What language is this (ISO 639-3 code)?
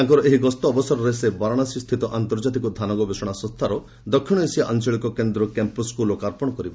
ori